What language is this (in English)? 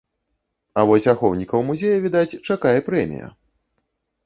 Belarusian